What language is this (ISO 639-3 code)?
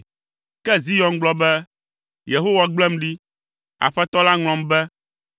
ewe